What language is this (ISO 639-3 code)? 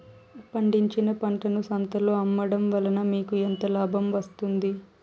tel